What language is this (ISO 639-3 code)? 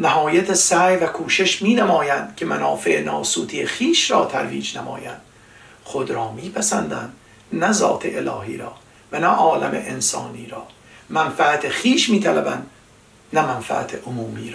fas